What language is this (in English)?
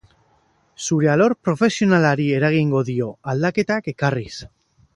Basque